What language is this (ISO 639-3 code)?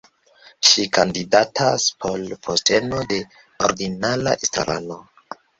epo